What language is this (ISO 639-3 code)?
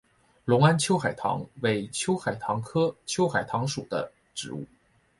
zho